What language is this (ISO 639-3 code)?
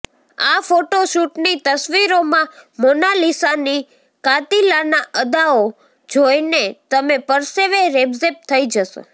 guj